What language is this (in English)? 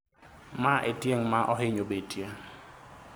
Luo (Kenya and Tanzania)